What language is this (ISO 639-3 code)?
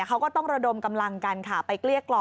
tha